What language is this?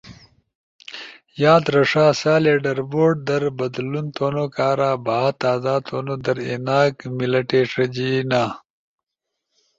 Ushojo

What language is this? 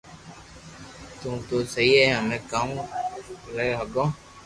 Loarki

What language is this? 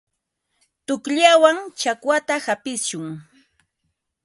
Ambo-Pasco Quechua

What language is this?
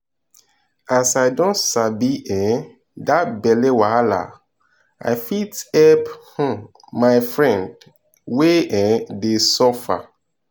Nigerian Pidgin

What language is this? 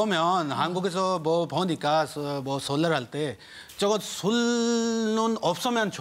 Korean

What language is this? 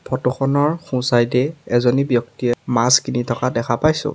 Assamese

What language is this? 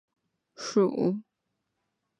Chinese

